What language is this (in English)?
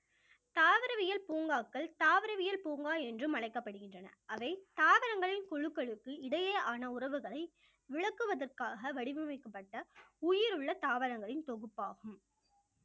Tamil